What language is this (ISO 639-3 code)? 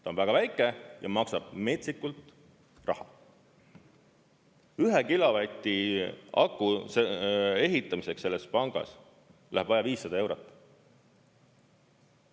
est